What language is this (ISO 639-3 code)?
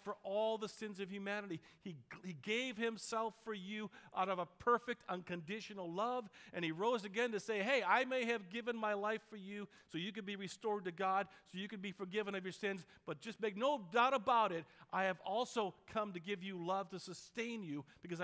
eng